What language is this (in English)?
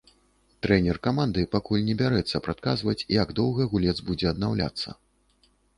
Belarusian